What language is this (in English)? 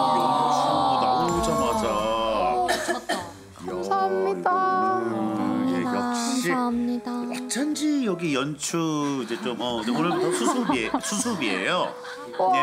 Korean